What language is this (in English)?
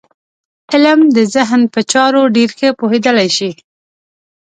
Pashto